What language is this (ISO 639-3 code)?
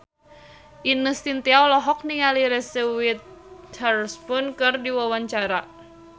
sun